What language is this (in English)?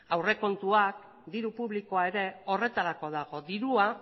Basque